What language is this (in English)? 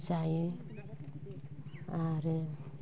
Bodo